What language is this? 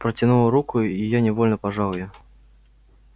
Russian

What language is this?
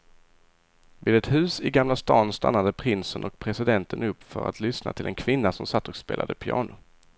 Swedish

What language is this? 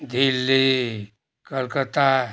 Nepali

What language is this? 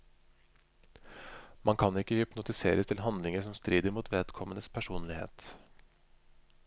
Norwegian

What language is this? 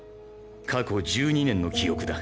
Japanese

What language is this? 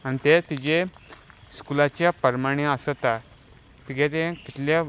Konkani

